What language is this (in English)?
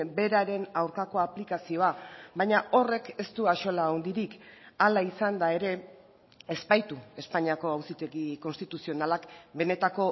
Basque